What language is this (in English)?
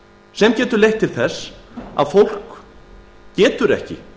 Icelandic